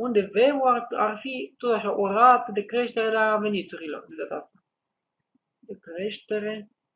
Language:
Romanian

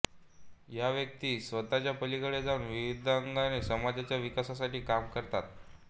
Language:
Marathi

